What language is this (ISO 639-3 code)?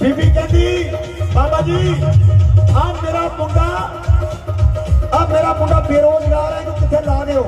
pan